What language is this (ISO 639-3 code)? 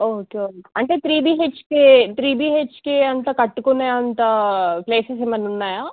tel